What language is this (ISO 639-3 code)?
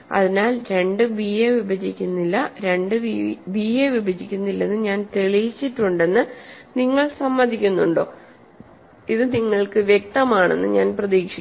mal